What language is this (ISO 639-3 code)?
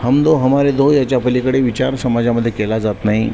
mar